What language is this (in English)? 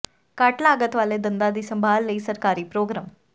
Punjabi